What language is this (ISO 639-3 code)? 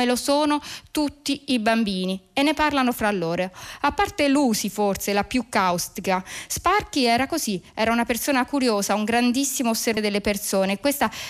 ita